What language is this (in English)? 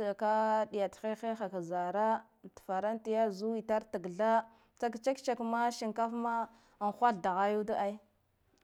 Guduf-Gava